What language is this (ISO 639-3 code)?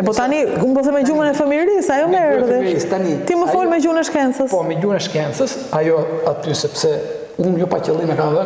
ron